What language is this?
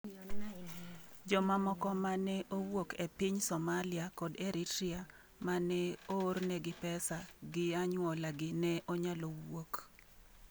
Luo (Kenya and Tanzania)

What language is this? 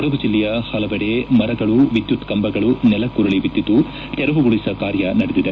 Kannada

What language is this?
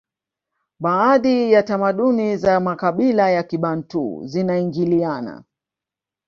Swahili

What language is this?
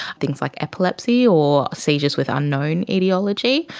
English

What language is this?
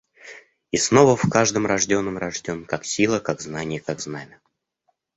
Russian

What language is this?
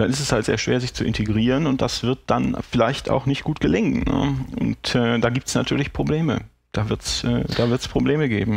German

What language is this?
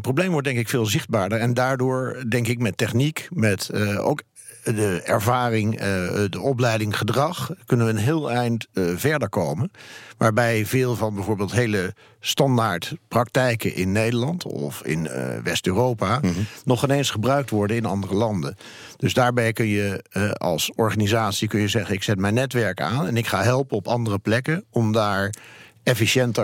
Dutch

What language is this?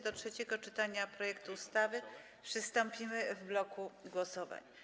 Polish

